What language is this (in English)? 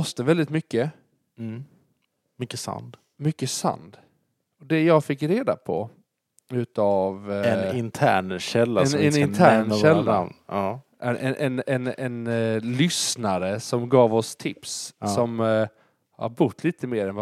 Swedish